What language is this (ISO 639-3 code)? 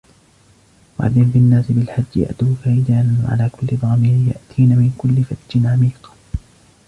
ara